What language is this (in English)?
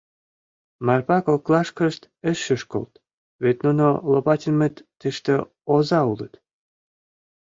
Mari